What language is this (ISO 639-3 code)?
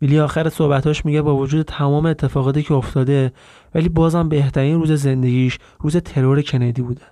fas